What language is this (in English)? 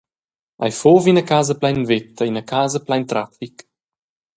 Romansh